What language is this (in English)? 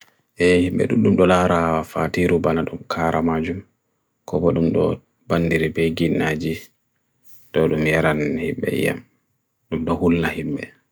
Bagirmi Fulfulde